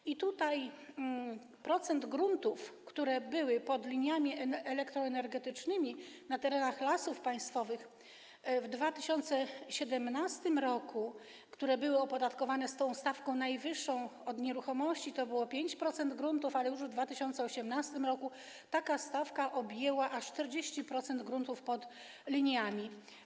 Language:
Polish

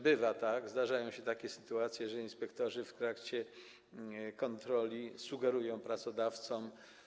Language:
Polish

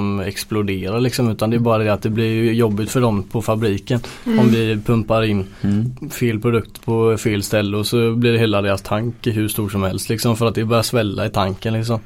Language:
Swedish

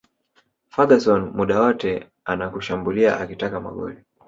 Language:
Swahili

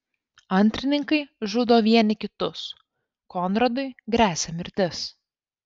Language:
Lithuanian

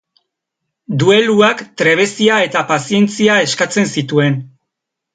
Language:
Basque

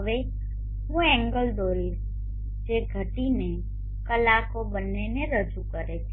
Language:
Gujarati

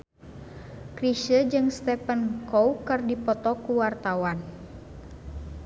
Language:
Sundanese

